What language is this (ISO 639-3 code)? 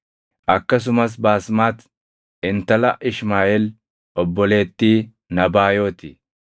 orm